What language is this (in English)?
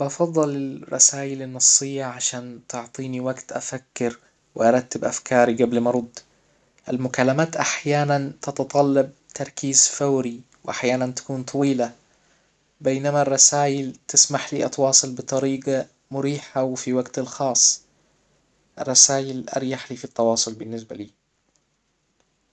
Hijazi Arabic